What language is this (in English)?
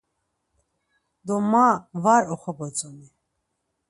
Laz